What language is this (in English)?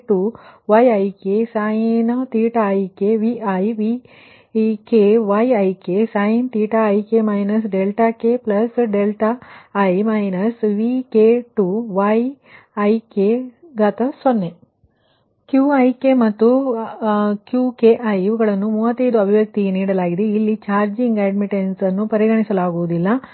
Kannada